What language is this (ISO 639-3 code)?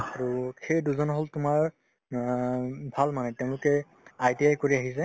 asm